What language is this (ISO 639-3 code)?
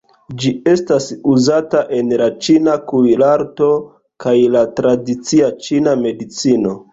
epo